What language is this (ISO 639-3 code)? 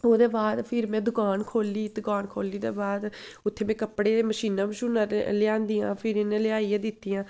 doi